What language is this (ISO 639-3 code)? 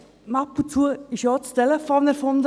gsw